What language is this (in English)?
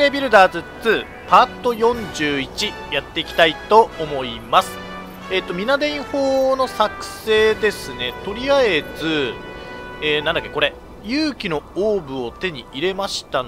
Japanese